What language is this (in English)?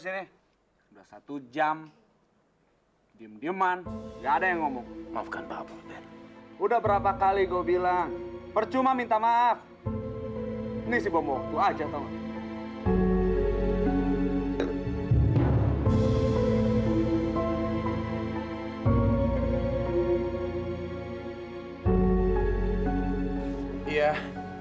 Indonesian